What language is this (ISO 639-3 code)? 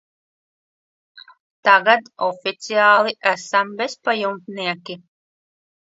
lav